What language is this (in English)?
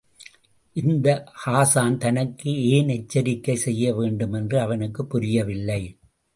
Tamil